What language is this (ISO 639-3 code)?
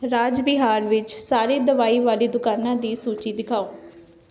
pan